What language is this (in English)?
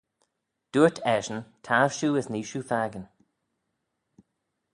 Manx